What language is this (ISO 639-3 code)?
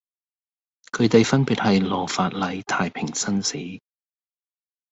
yue